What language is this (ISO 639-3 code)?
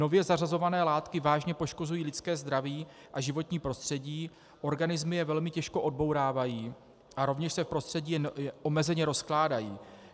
ces